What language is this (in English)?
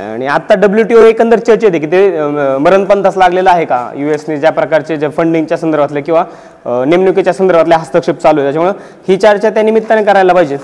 Marathi